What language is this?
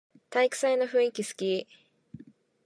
Japanese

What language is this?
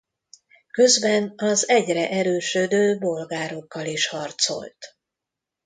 Hungarian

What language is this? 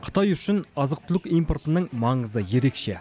Kazakh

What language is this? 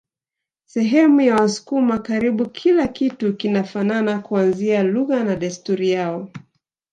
Swahili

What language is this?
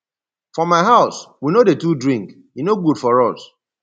Nigerian Pidgin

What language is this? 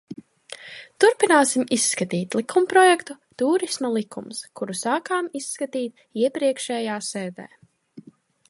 Latvian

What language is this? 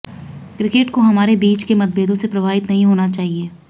Hindi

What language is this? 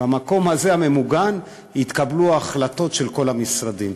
Hebrew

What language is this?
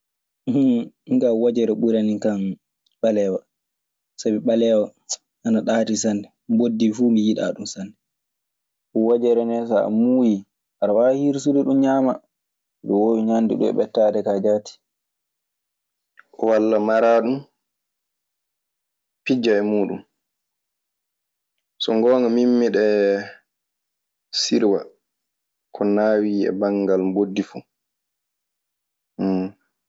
Maasina Fulfulde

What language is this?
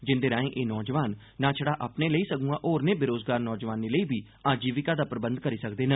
Dogri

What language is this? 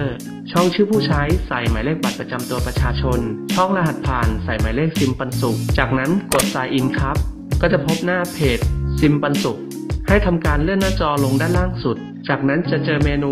Thai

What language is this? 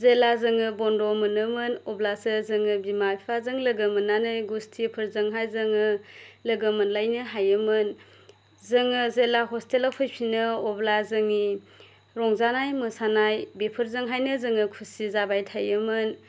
Bodo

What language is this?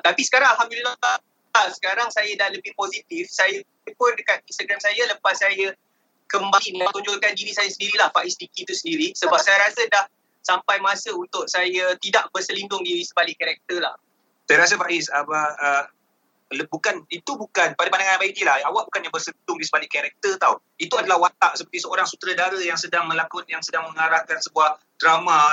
Malay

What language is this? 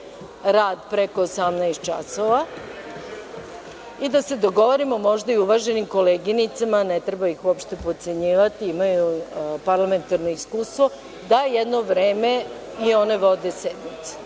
Serbian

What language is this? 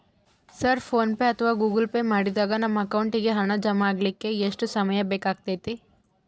Kannada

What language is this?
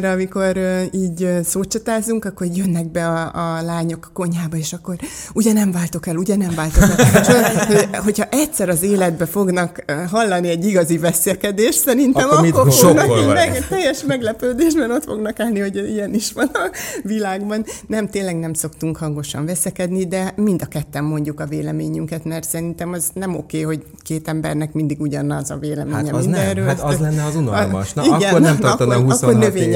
Hungarian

